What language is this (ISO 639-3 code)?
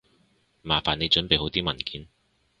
yue